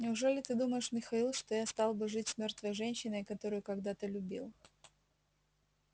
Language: Russian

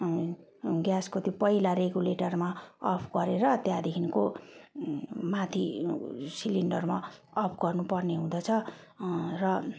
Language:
Nepali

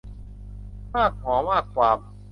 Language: Thai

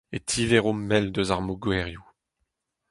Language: Breton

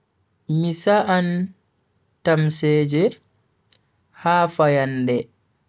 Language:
Bagirmi Fulfulde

